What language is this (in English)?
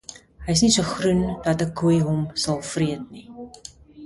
Afrikaans